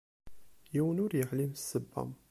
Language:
Kabyle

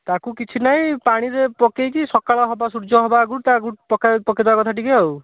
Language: Odia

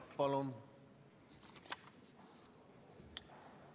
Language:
Estonian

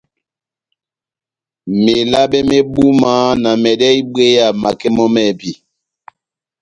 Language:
Batanga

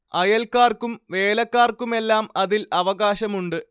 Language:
Malayalam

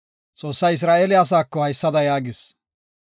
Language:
Gofa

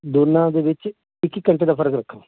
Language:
Punjabi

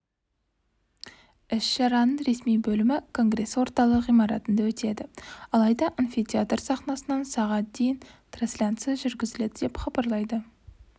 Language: Kazakh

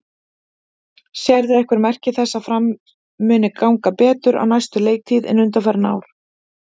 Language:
Icelandic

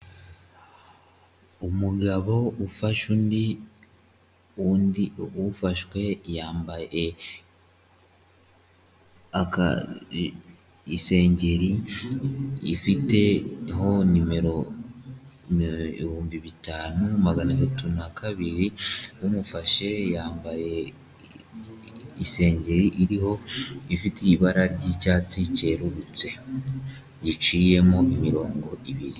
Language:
Kinyarwanda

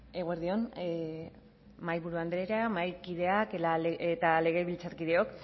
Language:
Basque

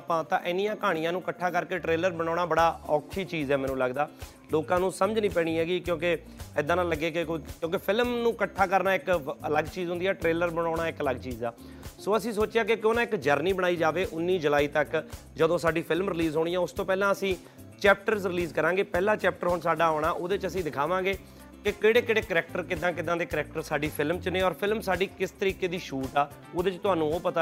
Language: Punjabi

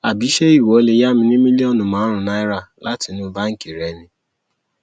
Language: Yoruba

